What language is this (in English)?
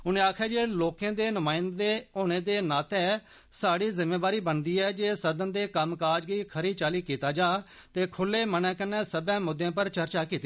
Dogri